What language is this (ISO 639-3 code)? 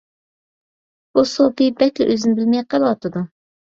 uig